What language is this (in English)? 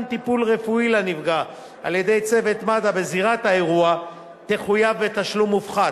Hebrew